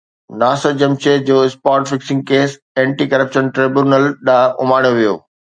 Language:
Sindhi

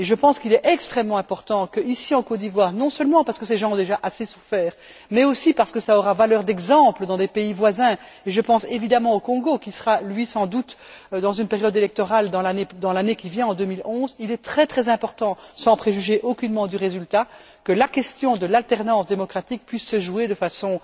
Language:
French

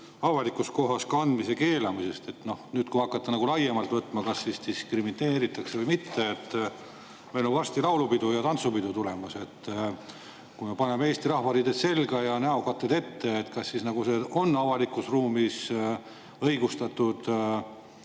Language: Estonian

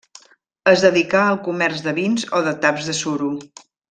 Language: Catalan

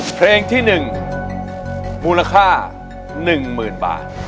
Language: Thai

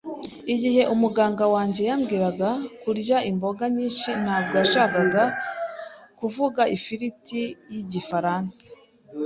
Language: Kinyarwanda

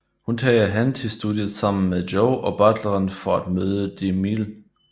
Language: Danish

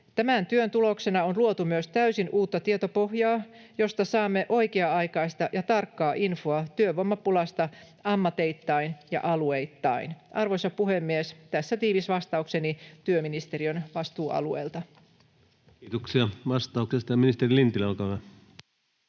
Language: Finnish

